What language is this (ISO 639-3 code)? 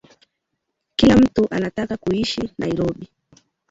swa